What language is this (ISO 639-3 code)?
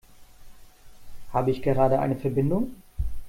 deu